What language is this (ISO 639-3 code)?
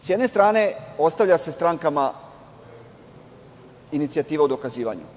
srp